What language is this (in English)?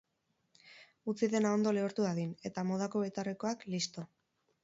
Basque